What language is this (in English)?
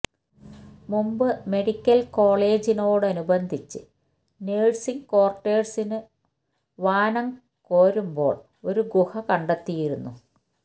Malayalam